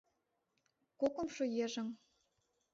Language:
Mari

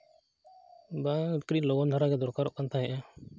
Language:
Santali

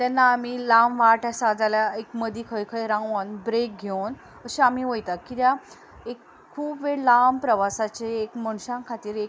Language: Konkani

